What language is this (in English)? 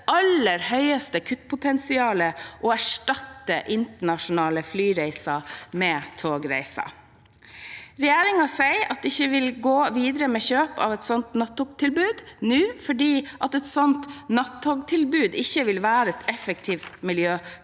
Norwegian